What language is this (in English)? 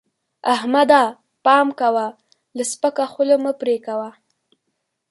Pashto